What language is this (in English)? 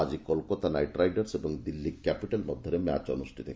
Odia